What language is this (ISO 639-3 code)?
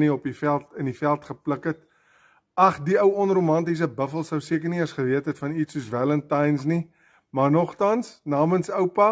nld